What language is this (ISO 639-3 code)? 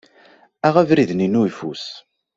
kab